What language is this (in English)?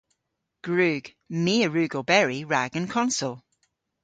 Cornish